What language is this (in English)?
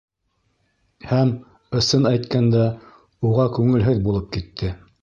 Bashkir